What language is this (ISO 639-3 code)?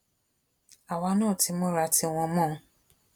yor